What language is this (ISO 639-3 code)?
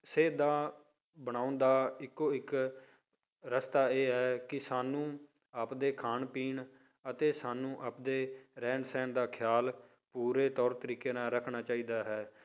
pan